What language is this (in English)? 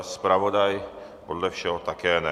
Czech